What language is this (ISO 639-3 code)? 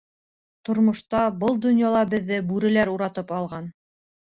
bak